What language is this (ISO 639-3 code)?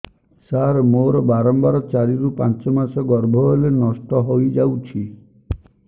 ori